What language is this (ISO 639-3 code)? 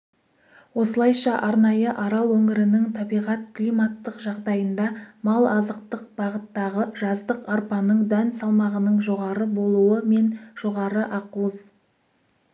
kaz